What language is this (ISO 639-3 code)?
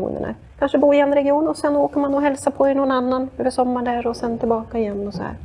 swe